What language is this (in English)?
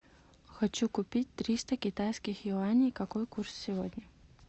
Russian